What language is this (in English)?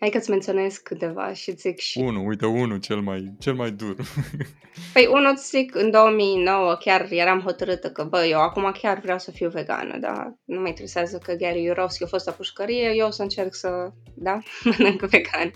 Romanian